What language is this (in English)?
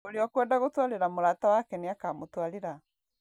Kikuyu